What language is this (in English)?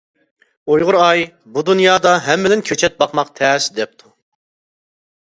Uyghur